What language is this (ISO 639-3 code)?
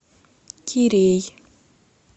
rus